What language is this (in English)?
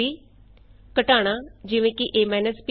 Punjabi